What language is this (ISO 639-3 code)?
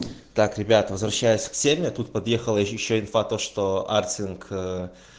rus